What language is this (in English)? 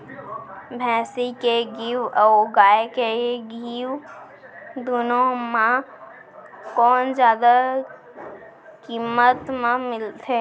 Chhattisgarhi